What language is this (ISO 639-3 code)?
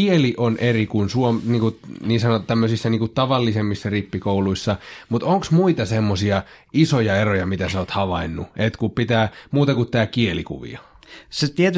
fin